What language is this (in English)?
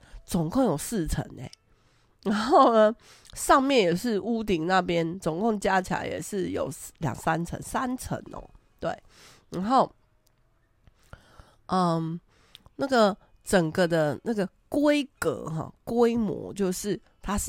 Chinese